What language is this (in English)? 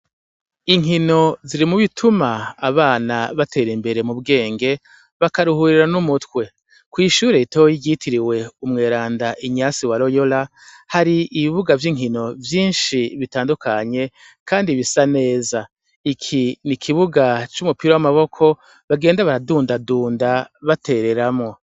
Rundi